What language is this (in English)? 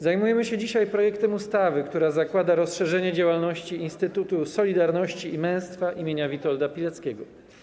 Polish